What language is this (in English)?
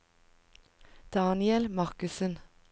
Norwegian